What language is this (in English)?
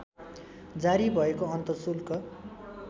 Nepali